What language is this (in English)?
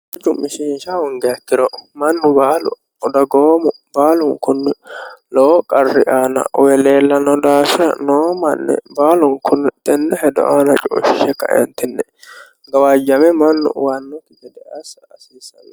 Sidamo